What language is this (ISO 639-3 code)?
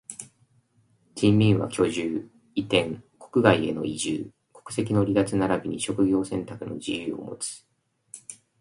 jpn